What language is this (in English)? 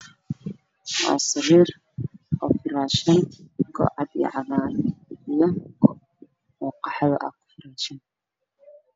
Somali